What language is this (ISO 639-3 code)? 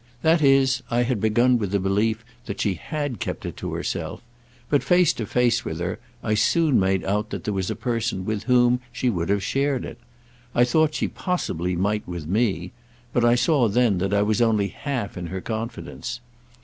eng